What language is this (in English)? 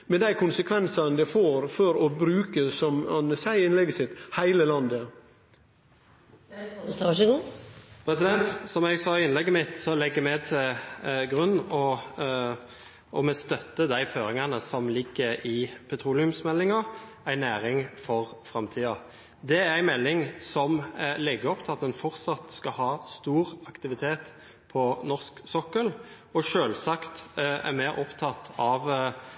Norwegian